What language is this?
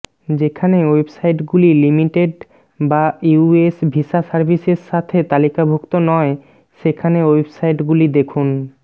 Bangla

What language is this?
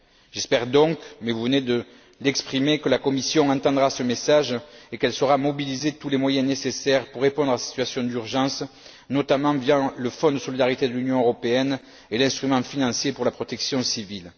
French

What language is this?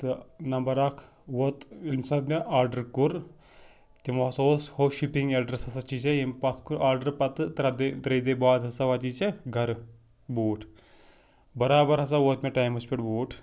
Kashmiri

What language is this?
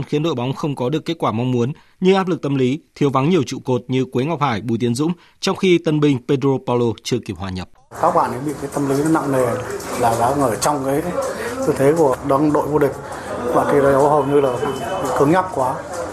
Vietnamese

